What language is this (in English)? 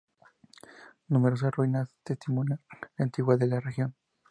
Spanish